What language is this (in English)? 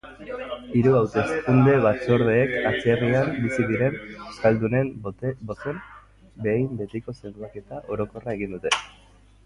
Basque